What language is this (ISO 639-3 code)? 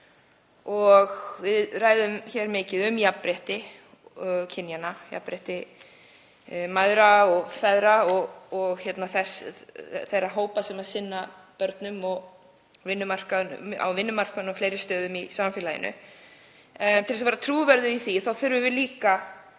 isl